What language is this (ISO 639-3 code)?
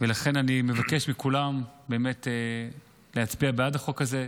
heb